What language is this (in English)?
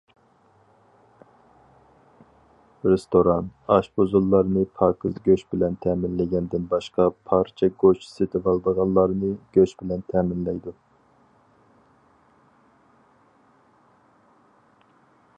Uyghur